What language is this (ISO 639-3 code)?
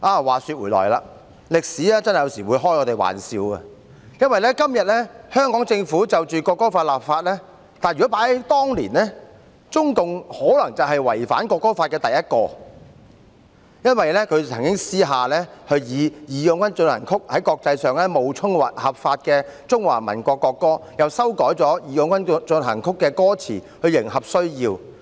yue